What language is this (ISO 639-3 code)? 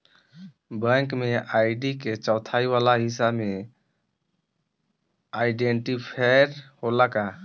bho